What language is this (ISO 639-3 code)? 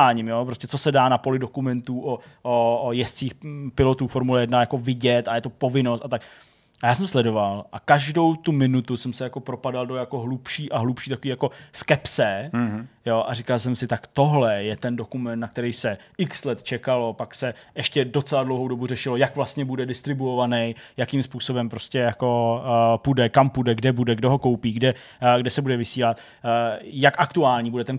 ces